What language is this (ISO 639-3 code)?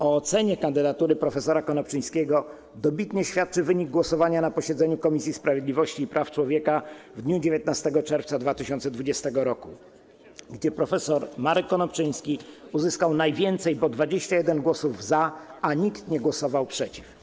pol